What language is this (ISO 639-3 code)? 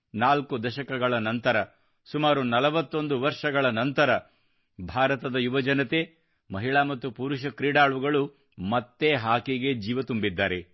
kan